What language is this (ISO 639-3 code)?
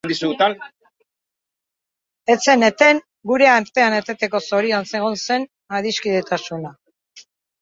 eus